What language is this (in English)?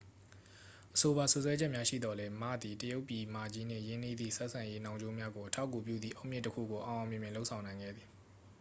Burmese